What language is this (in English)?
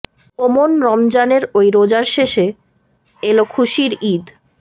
Bangla